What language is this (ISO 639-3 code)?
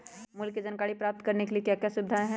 mag